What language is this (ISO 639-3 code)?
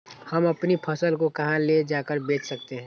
mag